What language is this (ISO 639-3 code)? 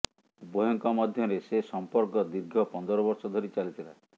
ori